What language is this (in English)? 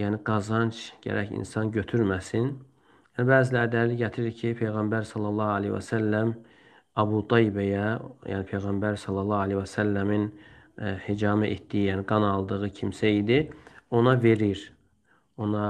Turkish